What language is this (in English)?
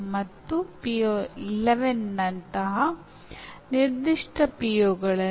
Kannada